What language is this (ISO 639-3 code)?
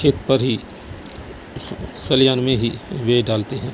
urd